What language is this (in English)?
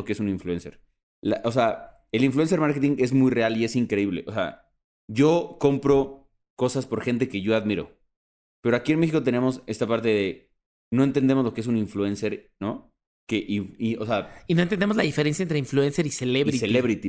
Spanish